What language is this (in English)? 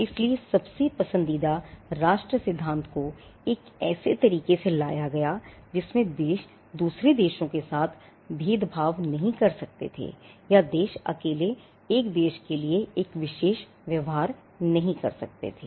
Hindi